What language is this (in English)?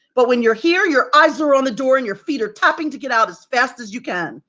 English